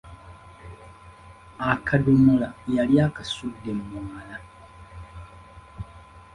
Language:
Ganda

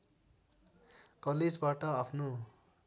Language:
Nepali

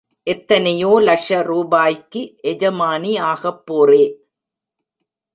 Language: Tamil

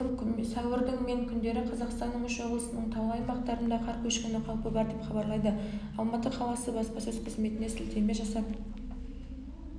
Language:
Kazakh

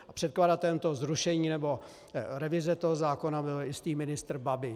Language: Czech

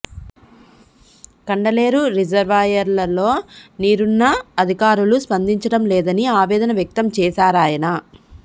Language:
Telugu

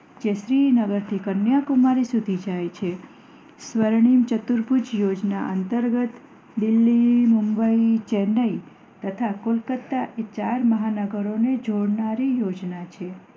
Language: Gujarati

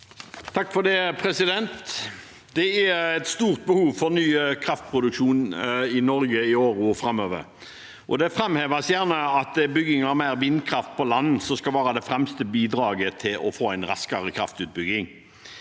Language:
Norwegian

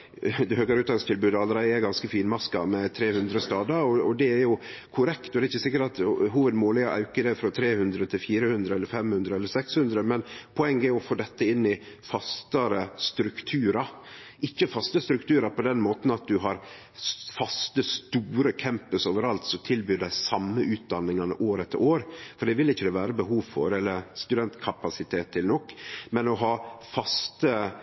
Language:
Norwegian Nynorsk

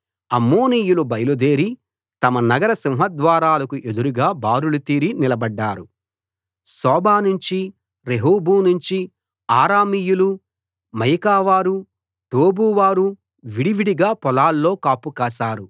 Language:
Telugu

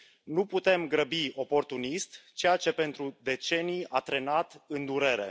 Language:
Romanian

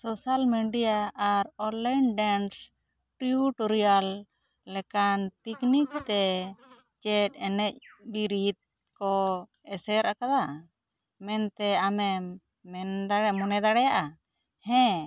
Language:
Santali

